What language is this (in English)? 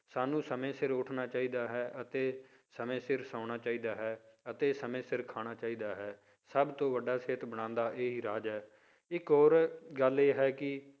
Punjabi